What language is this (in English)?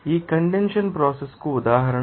Telugu